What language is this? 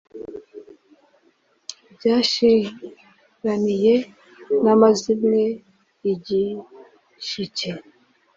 Kinyarwanda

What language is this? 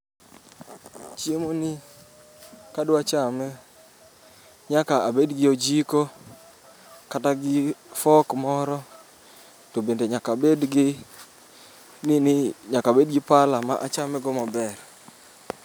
Luo (Kenya and Tanzania)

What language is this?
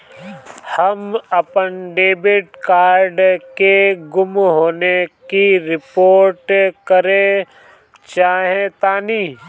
Bhojpuri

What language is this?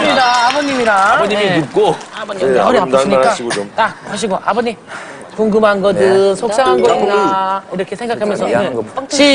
Korean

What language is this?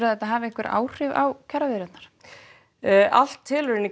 Icelandic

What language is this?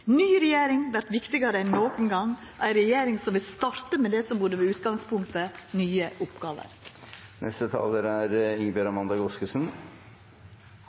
Norwegian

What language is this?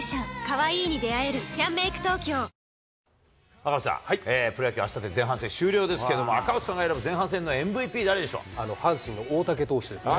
Japanese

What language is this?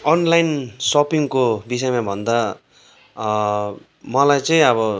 Nepali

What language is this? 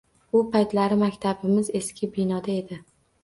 Uzbek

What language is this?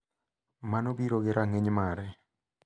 Luo (Kenya and Tanzania)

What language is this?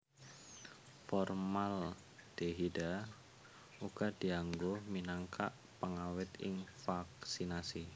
Javanese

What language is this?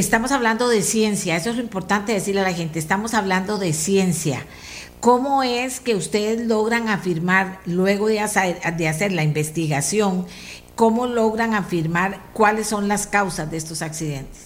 Spanish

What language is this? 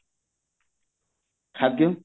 Odia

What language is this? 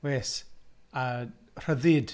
Welsh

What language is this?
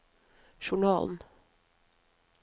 Norwegian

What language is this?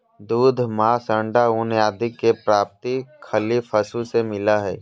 Magahi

